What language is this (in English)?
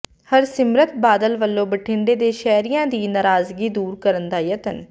Punjabi